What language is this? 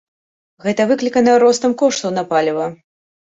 Belarusian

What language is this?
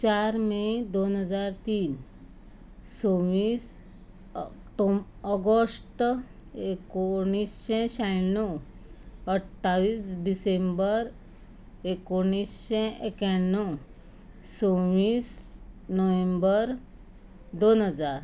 Konkani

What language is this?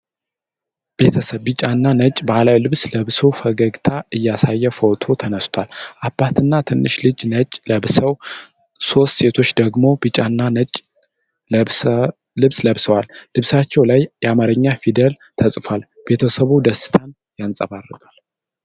Amharic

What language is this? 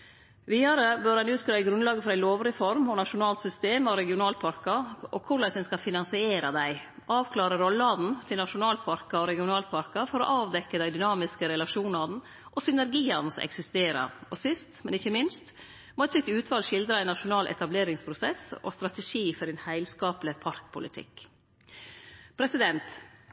Norwegian Nynorsk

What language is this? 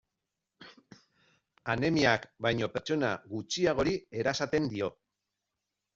Basque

